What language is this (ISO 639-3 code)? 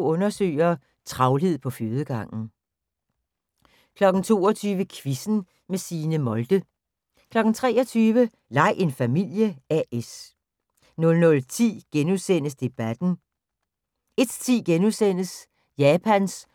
dan